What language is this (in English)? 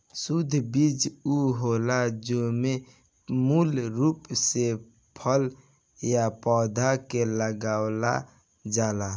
Bhojpuri